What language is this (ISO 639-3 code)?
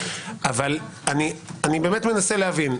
heb